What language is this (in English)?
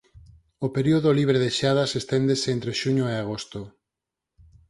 Galician